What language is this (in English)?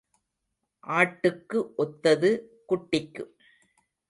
Tamil